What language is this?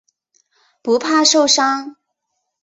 Chinese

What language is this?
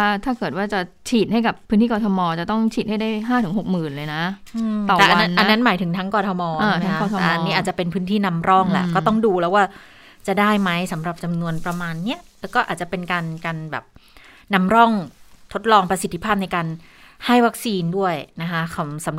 Thai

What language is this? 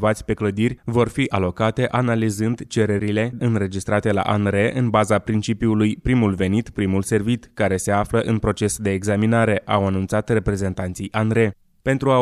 Romanian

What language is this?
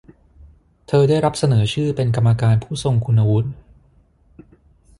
Thai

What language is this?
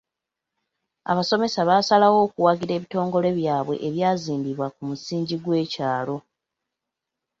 Ganda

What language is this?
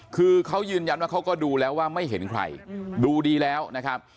Thai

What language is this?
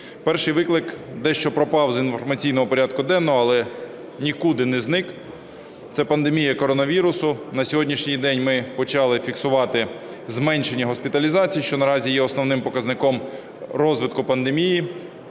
Ukrainian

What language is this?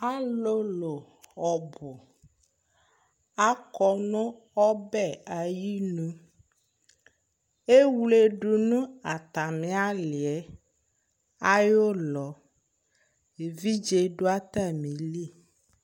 Ikposo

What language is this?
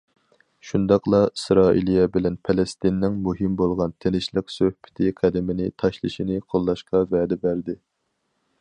Uyghur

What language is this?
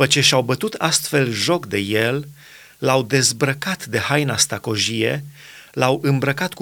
Romanian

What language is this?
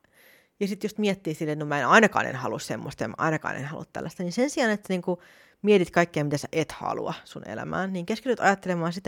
Finnish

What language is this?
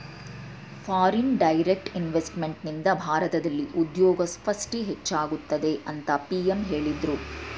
Kannada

